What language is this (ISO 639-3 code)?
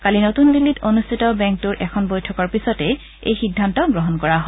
asm